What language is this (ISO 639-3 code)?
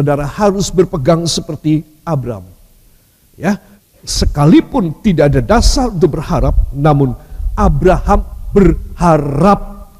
ind